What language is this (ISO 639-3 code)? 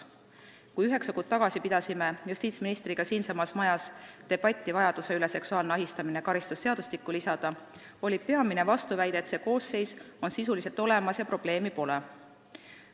est